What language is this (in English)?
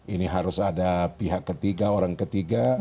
Indonesian